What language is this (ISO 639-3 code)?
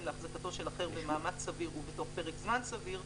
heb